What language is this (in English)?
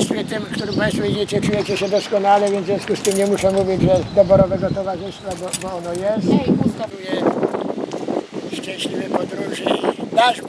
Polish